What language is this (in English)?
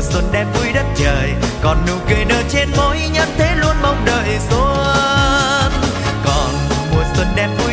Vietnamese